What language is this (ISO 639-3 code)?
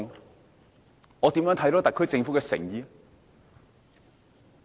yue